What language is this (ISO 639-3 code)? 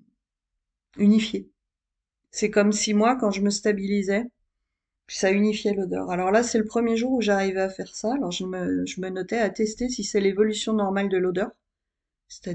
fra